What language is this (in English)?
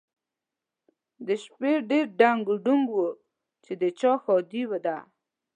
Pashto